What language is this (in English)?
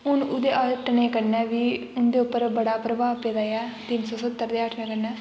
Dogri